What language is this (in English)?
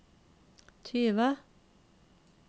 Norwegian